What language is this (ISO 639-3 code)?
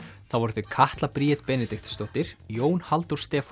isl